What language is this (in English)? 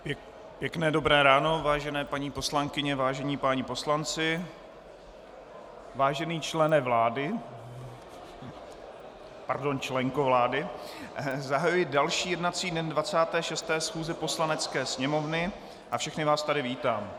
Czech